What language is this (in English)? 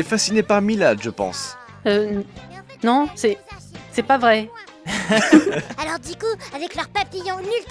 French